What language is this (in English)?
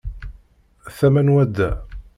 Kabyle